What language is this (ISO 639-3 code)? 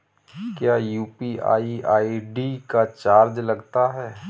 hin